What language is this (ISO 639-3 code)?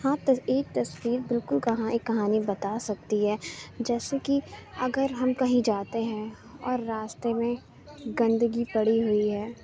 urd